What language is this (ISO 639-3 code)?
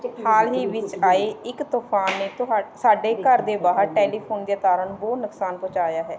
pan